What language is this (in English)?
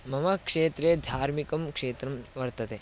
Sanskrit